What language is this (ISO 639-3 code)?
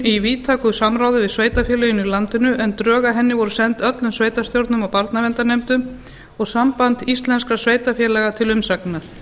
isl